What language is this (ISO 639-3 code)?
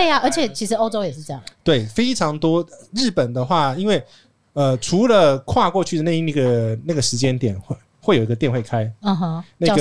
zho